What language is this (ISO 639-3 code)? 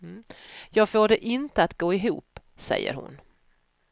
swe